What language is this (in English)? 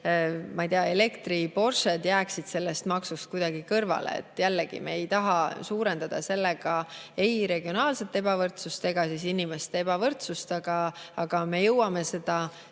Estonian